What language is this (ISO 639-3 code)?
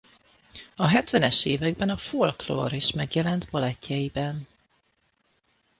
hun